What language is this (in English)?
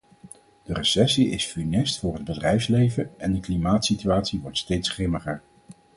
Dutch